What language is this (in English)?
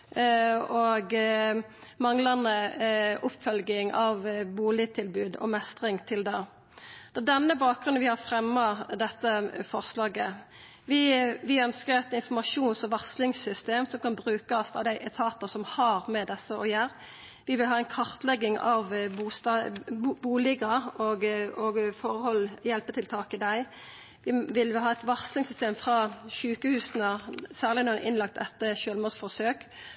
Norwegian Nynorsk